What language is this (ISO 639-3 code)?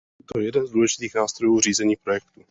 ces